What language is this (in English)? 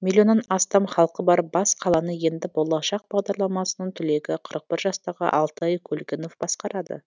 Kazakh